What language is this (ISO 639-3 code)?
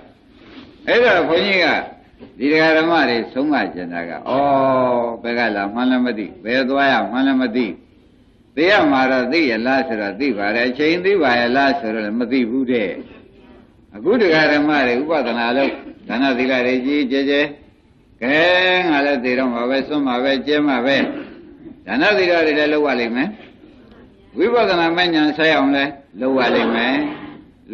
hin